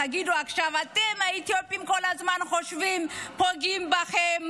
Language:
Hebrew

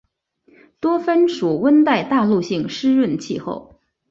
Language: Chinese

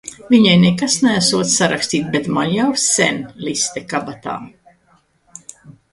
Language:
Latvian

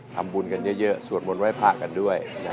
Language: Thai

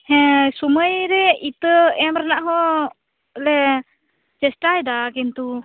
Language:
Santali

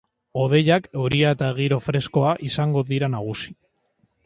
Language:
Basque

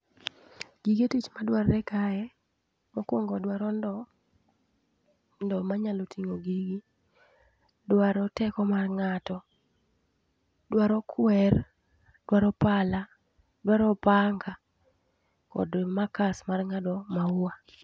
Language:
Luo (Kenya and Tanzania)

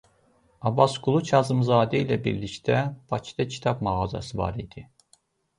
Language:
Azerbaijani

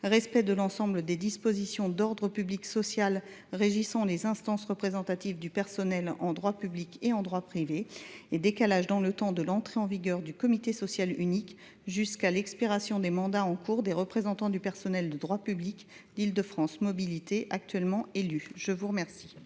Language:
French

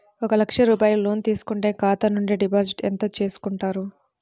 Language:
Telugu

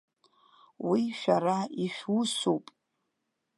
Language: Abkhazian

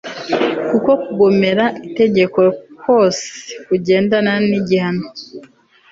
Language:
Kinyarwanda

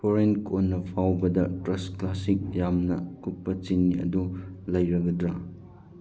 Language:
Manipuri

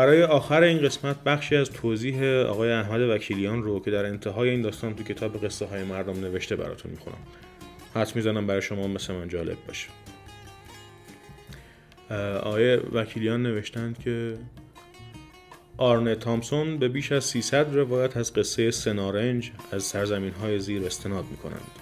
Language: Persian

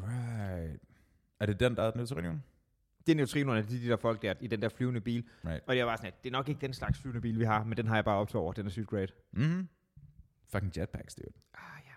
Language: Danish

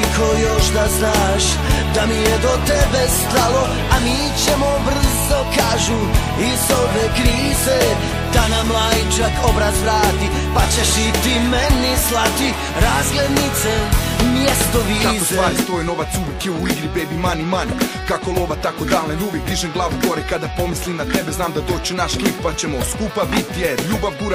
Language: Ukrainian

